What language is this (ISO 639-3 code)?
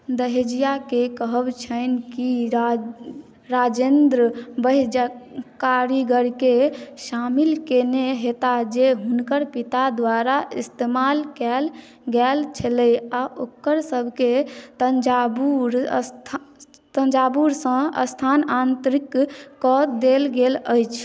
mai